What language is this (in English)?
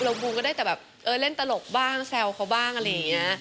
Thai